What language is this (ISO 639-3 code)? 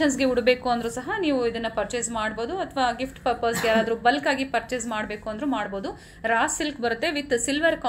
kan